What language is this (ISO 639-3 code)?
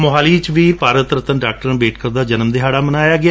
pan